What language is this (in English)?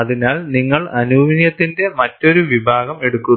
Malayalam